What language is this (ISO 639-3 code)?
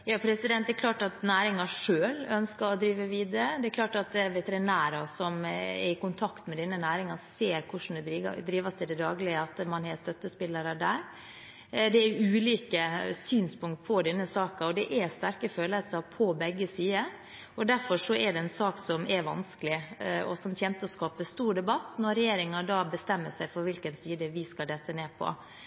nor